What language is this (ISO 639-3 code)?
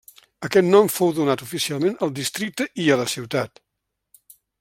cat